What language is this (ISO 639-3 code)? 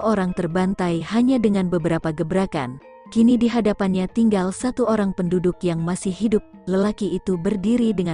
ind